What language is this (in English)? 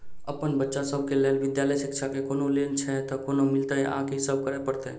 Maithili